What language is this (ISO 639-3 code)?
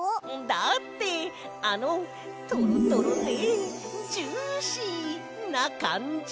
jpn